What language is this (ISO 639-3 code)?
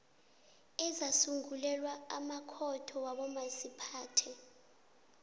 nbl